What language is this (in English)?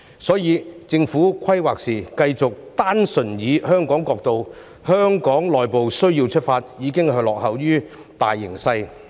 Cantonese